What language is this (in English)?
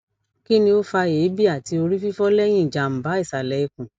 Yoruba